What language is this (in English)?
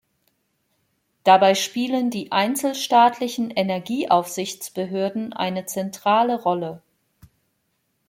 German